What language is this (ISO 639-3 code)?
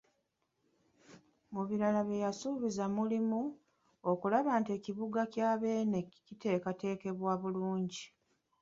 lug